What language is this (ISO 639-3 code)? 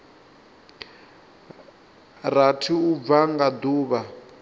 ven